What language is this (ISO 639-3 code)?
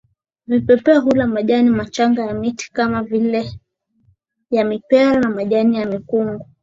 swa